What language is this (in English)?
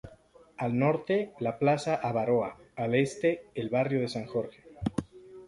Spanish